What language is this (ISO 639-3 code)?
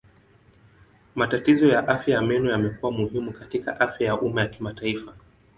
swa